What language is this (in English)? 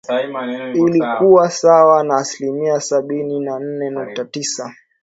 Swahili